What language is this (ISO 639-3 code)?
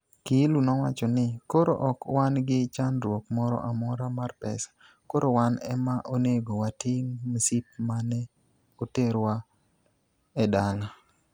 luo